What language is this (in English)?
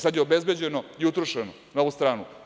Serbian